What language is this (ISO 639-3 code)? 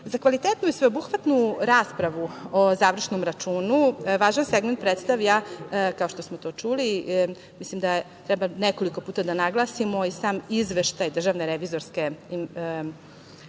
srp